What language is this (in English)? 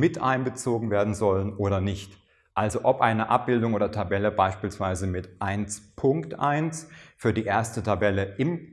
German